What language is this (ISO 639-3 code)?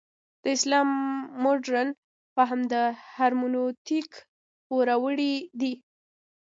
pus